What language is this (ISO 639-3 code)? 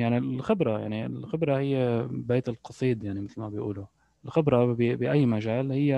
ara